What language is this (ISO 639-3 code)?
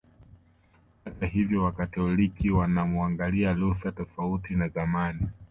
swa